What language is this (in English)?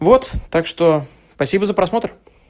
Russian